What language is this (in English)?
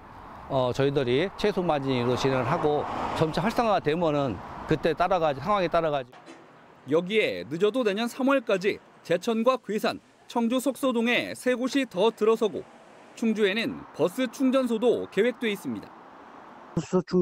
Korean